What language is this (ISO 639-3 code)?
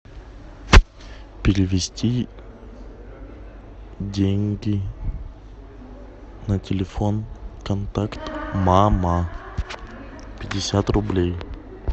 rus